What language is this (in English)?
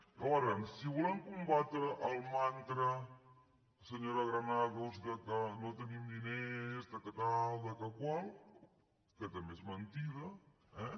Catalan